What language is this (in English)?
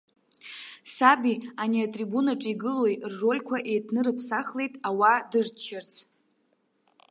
Abkhazian